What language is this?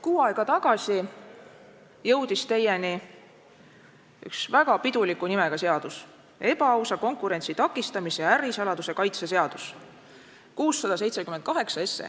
Estonian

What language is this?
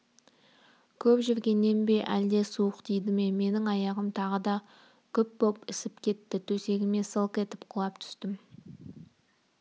Kazakh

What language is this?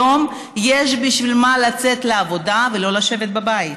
Hebrew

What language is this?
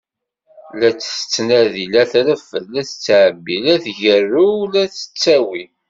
Kabyle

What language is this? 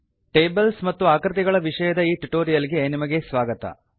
Kannada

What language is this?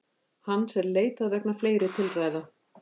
Icelandic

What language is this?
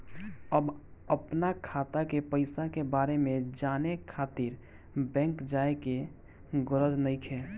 Bhojpuri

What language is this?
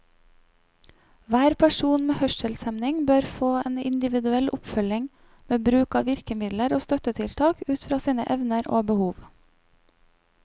Norwegian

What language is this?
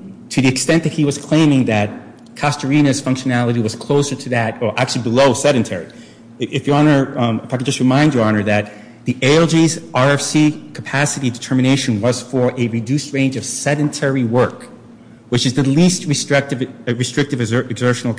English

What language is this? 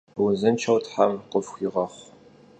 Kabardian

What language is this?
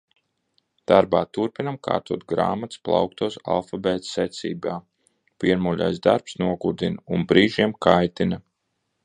Latvian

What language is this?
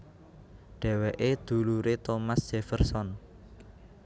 Javanese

